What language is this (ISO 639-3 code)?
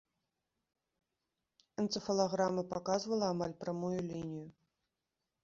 bel